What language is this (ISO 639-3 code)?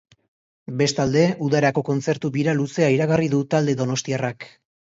eus